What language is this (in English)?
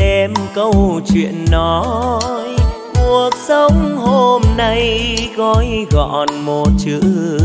Vietnamese